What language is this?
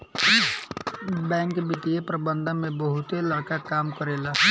Bhojpuri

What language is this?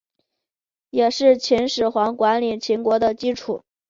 Chinese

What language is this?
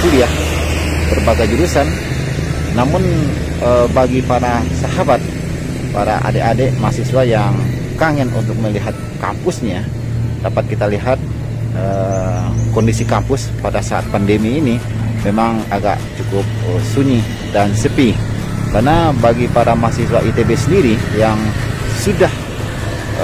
Indonesian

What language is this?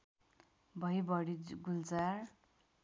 Nepali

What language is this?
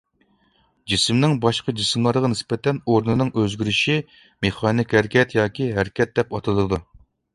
Uyghur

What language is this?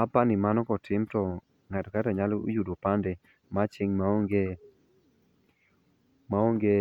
Luo (Kenya and Tanzania)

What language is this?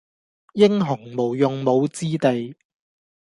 Cantonese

